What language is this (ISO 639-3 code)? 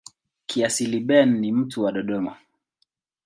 swa